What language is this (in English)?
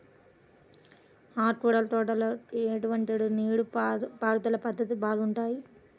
Telugu